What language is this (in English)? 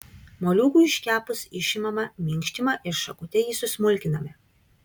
Lithuanian